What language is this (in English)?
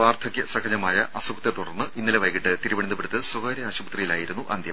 Malayalam